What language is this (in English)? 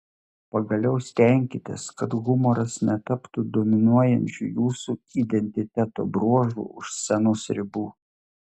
Lithuanian